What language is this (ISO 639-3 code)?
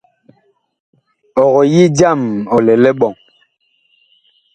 bkh